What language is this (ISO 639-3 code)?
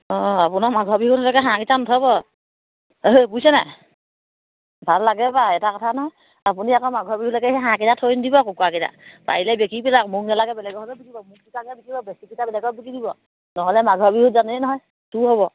asm